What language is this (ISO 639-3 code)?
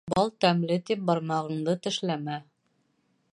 bak